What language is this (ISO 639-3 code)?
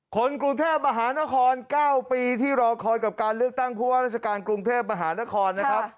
tha